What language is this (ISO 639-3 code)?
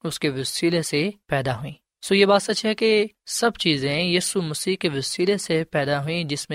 urd